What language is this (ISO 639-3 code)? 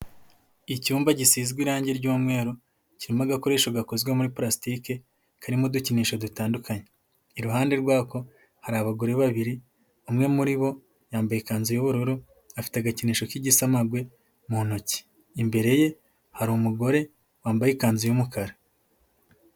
kin